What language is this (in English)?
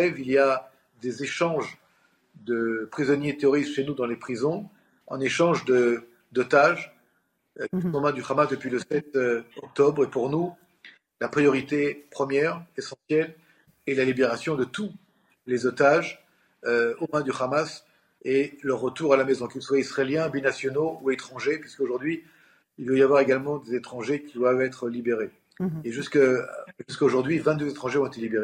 French